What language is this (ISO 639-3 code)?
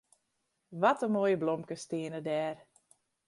fry